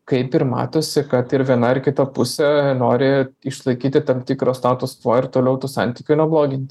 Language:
Lithuanian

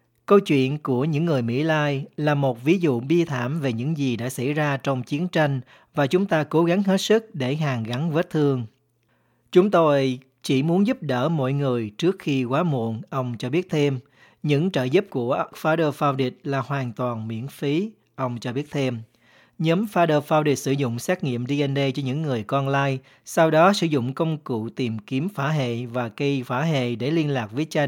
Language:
Vietnamese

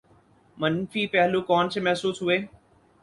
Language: Urdu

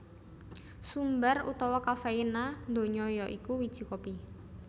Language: Javanese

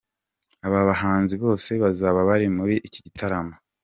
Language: Kinyarwanda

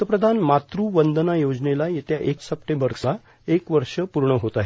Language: Marathi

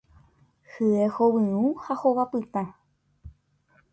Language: Guarani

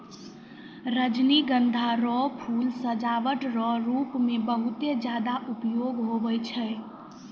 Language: Maithili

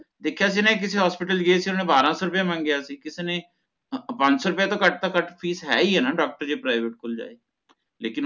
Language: Punjabi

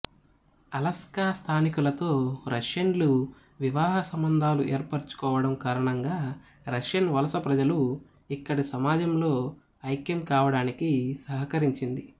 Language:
Telugu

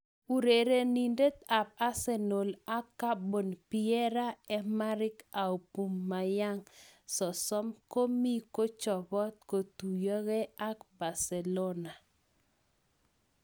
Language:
Kalenjin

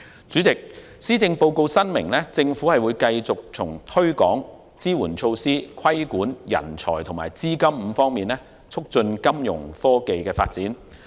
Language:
Cantonese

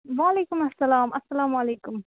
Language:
Kashmiri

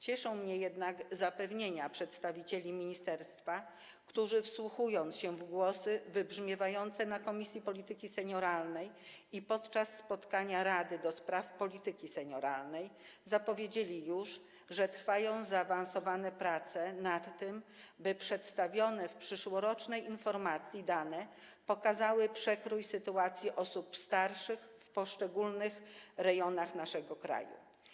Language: Polish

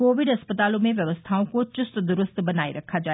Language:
Hindi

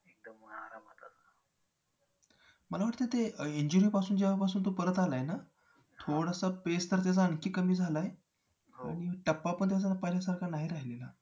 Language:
Marathi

